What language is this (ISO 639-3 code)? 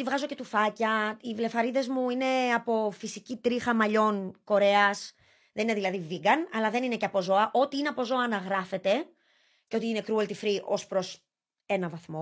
ell